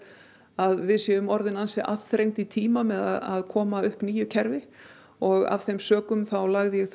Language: Icelandic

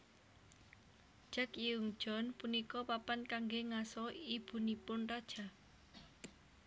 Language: Javanese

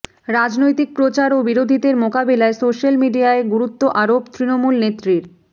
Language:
Bangla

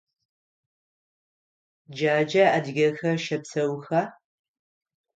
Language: Adyghe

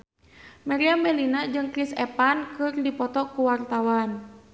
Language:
Sundanese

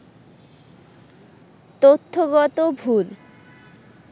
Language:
Bangla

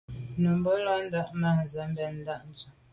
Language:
Medumba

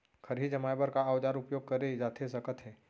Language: Chhattisgarhi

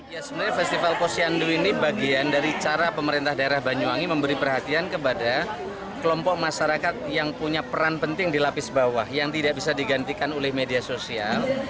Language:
Indonesian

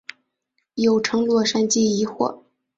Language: Chinese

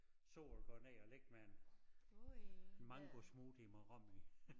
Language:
Danish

